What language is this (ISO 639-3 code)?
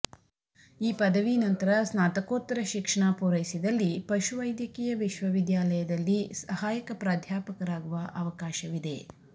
kan